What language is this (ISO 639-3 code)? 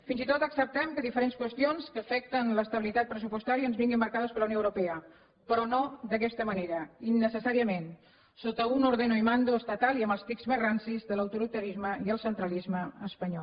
cat